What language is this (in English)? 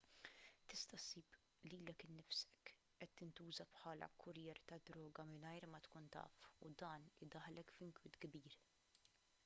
Maltese